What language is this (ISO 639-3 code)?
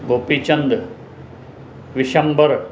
snd